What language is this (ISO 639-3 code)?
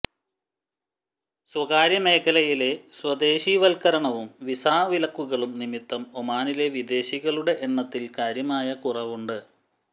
mal